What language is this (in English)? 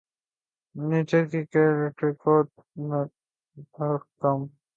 Urdu